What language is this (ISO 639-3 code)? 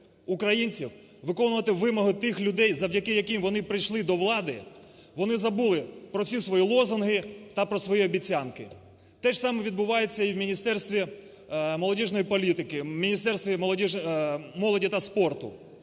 ukr